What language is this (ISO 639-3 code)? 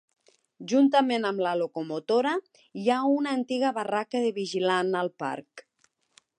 cat